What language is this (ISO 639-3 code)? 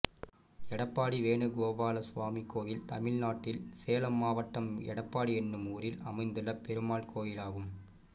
tam